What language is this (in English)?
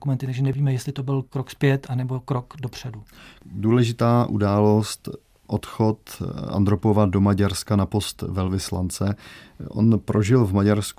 Czech